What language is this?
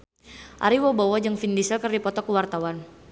Sundanese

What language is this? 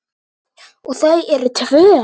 Icelandic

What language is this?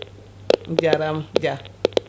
Fula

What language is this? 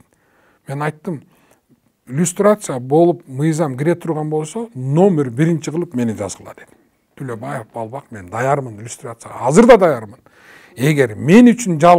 Turkish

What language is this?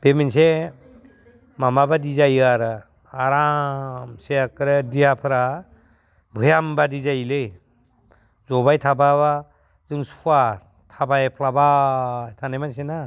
Bodo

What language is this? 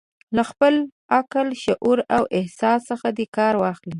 Pashto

